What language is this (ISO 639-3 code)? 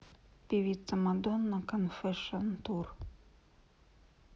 rus